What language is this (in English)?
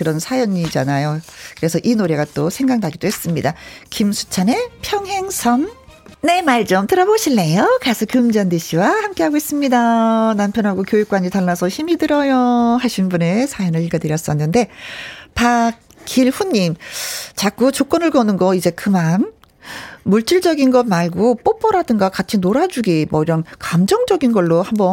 Korean